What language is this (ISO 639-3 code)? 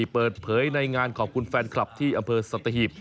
tha